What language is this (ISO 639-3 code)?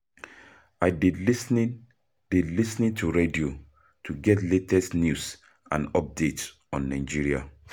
pcm